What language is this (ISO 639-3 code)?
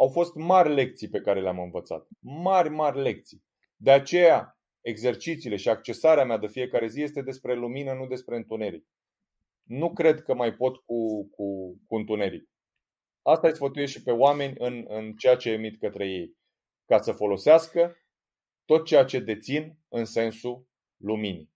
ron